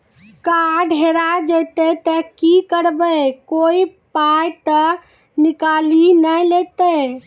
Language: Maithili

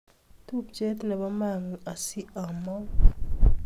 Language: Kalenjin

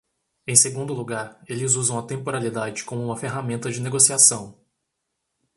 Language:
Portuguese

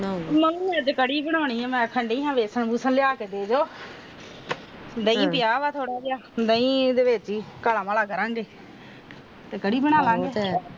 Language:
Punjabi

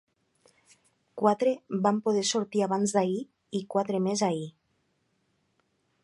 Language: Catalan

